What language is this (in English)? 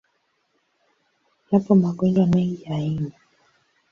Swahili